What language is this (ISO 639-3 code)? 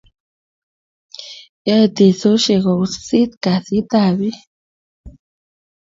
kln